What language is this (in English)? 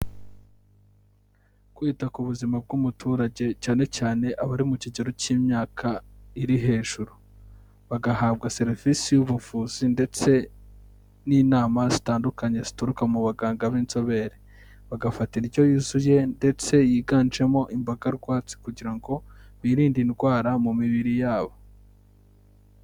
Kinyarwanda